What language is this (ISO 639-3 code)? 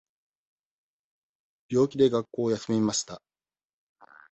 jpn